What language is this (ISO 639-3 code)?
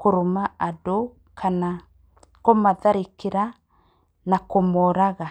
kik